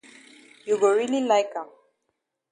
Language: Cameroon Pidgin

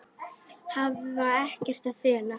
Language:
Icelandic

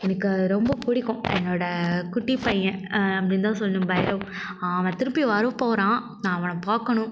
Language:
Tamil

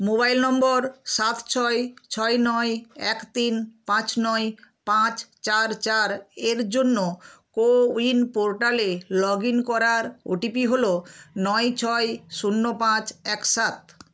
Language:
Bangla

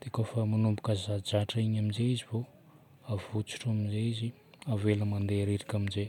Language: Northern Betsimisaraka Malagasy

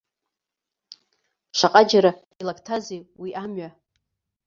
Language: Abkhazian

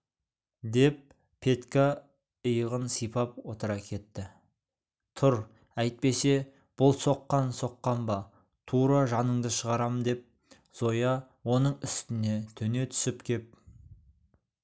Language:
Kazakh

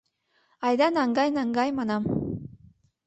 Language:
Mari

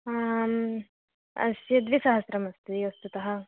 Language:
Sanskrit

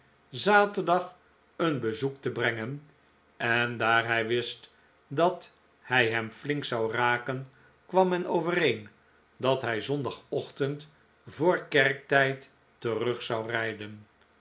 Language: Dutch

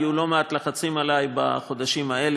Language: Hebrew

